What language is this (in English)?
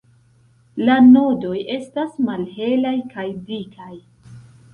Esperanto